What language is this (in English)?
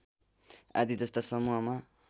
Nepali